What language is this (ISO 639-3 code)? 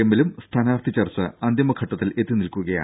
mal